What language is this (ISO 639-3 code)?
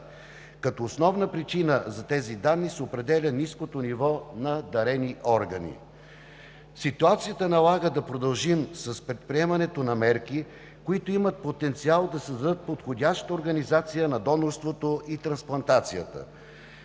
bul